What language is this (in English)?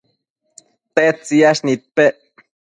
Matsés